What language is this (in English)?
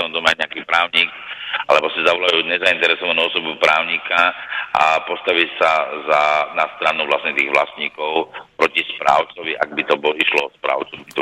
Slovak